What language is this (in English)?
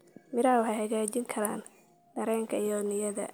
Somali